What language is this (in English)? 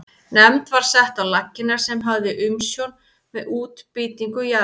Icelandic